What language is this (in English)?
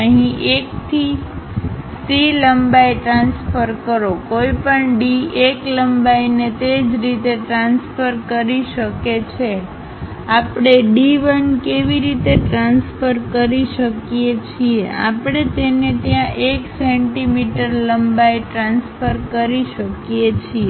Gujarati